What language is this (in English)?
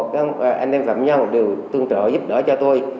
Vietnamese